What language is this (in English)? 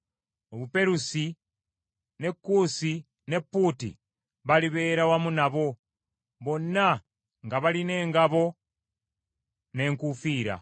Ganda